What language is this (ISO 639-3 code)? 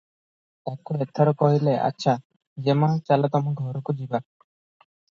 ori